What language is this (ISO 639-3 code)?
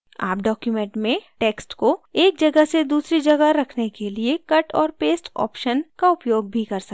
hin